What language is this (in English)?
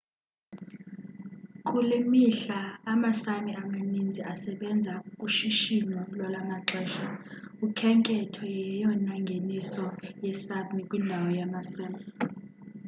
Xhosa